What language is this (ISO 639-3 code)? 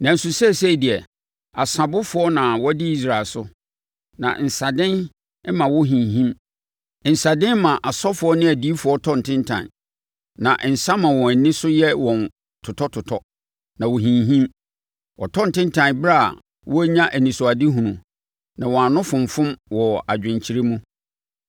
aka